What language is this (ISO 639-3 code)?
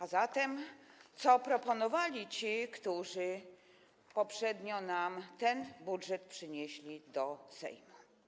pol